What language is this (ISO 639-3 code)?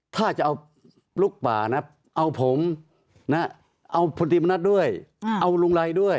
tha